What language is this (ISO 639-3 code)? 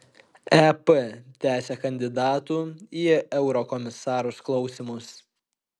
lit